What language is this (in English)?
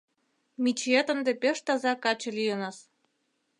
Mari